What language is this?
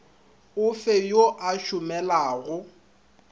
Northern Sotho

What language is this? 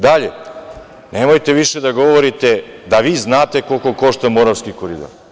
Serbian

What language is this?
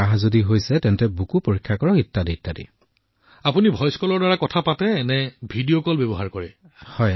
Assamese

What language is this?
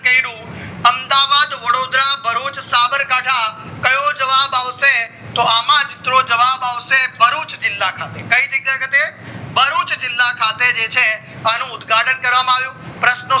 Gujarati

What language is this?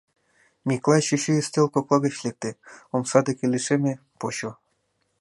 Mari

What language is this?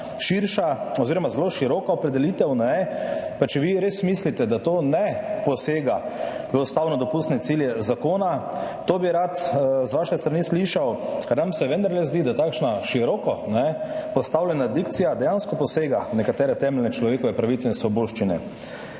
Slovenian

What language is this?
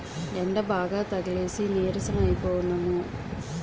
Telugu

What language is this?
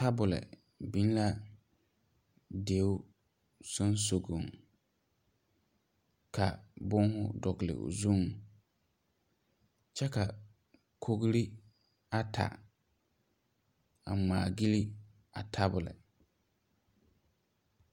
Southern Dagaare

